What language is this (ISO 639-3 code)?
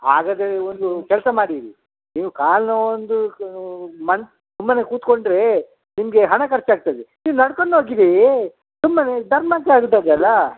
kan